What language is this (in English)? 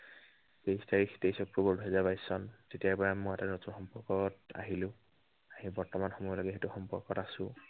Assamese